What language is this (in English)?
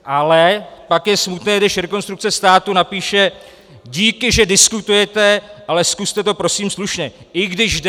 Czech